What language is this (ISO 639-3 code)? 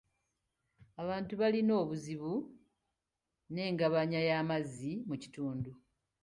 lug